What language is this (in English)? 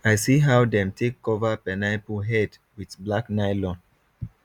Nigerian Pidgin